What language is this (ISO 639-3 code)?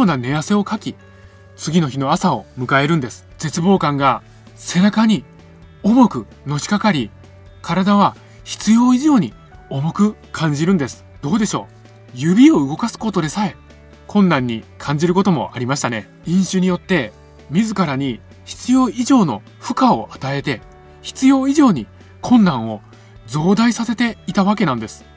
jpn